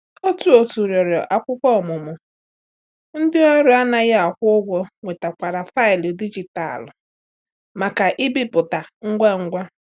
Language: Igbo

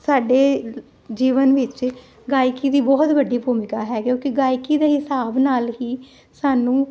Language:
Punjabi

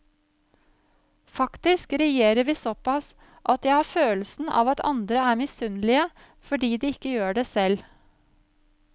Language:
Norwegian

